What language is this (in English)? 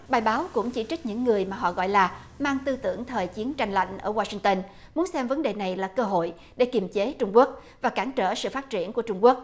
Vietnamese